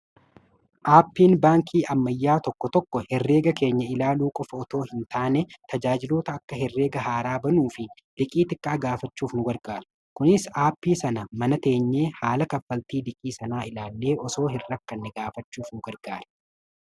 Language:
Oromo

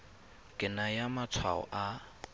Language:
Tswana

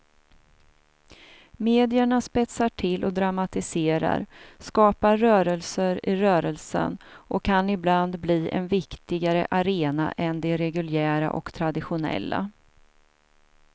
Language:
Swedish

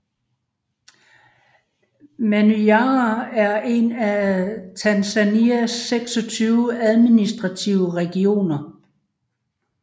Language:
Danish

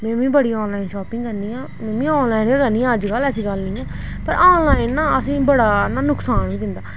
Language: Dogri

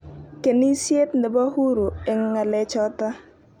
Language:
Kalenjin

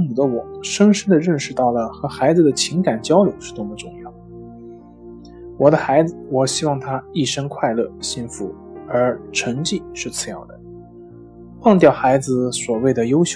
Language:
Chinese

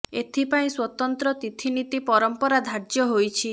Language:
Odia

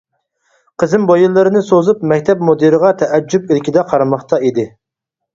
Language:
Uyghur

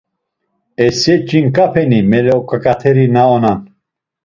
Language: Laz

